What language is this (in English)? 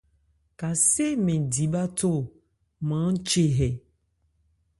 Ebrié